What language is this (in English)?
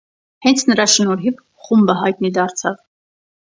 Armenian